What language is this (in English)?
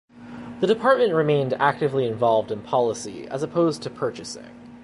English